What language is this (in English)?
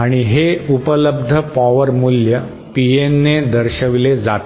Marathi